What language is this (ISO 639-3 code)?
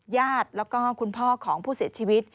tha